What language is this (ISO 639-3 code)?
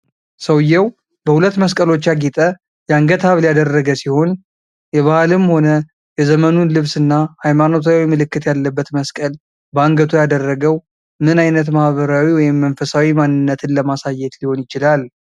amh